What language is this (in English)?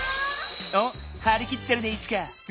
Japanese